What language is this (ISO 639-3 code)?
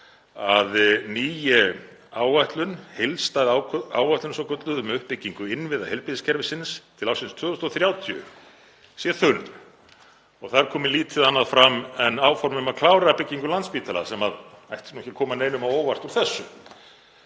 isl